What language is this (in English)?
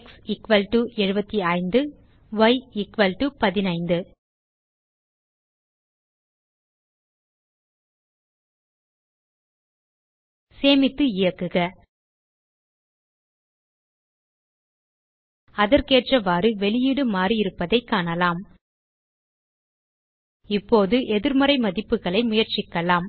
Tamil